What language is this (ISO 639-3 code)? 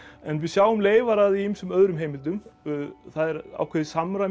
isl